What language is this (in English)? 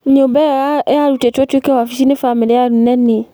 Kikuyu